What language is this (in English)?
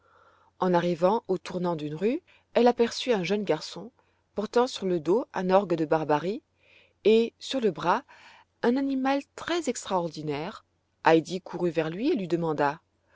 French